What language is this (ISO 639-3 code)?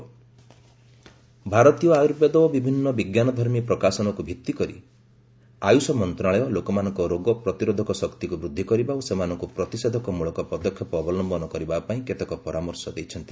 ori